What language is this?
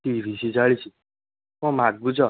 Odia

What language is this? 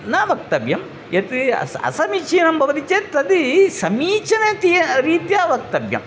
Sanskrit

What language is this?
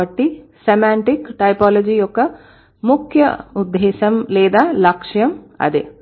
Telugu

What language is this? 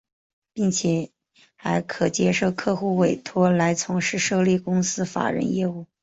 Chinese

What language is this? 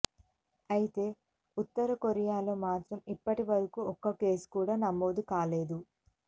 Telugu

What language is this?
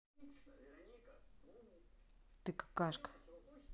Russian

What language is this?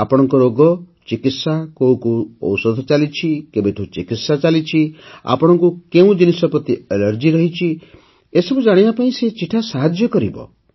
Odia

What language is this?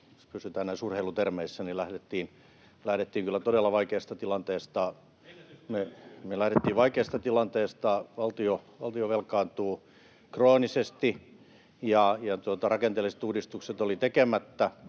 Finnish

